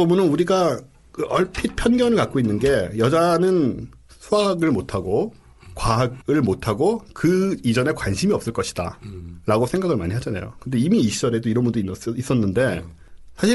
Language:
Korean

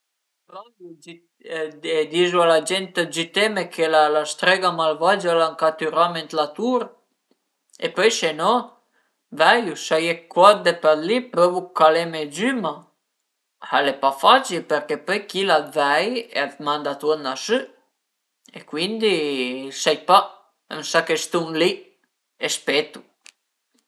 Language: Piedmontese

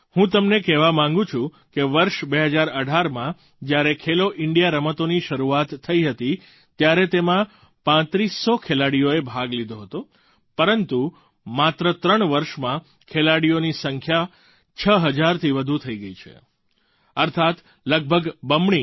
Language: Gujarati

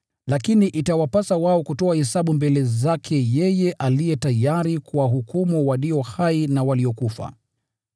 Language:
Swahili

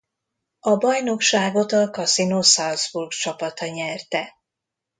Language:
Hungarian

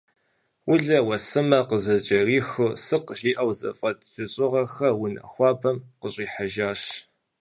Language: Kabardian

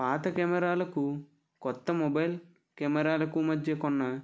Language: Telugu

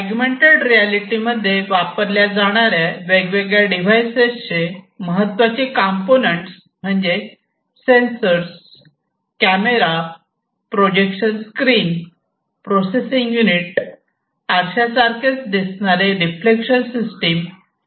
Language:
Marathi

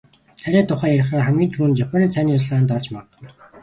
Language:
Mongolian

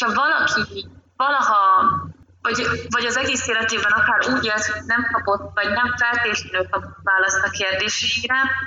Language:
Hungarian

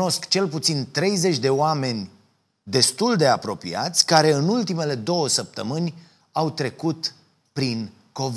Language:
Romanian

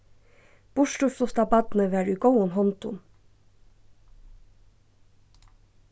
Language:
Faroese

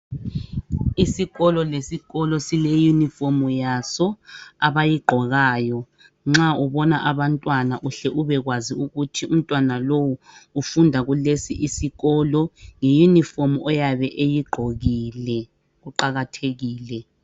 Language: North Ndebele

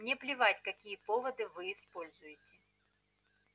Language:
Russian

